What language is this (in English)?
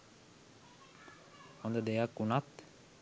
Sinhala